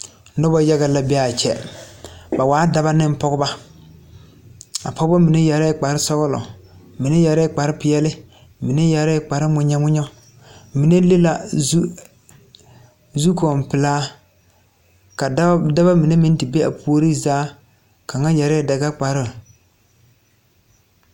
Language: Southern Dagaare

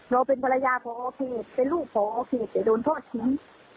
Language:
Thai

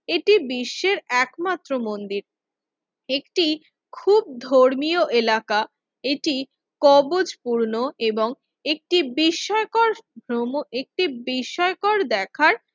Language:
Bangla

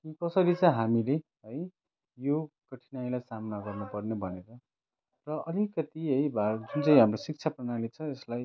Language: Nepali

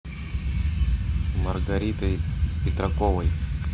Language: Russian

